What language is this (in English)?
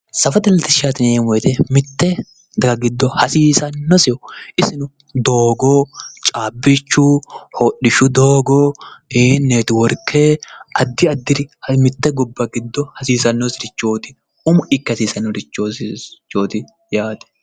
Sidamo